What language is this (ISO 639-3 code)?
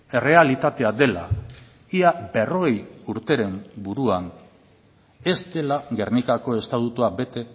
eus